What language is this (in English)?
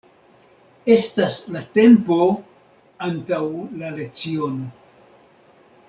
Esperanto